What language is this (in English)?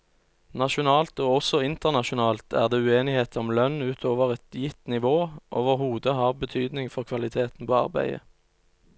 Norwegian